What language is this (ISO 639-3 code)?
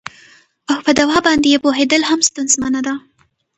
pus